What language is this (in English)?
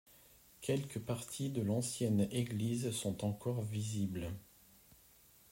French